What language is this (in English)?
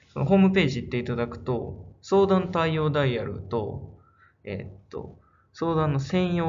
Japanese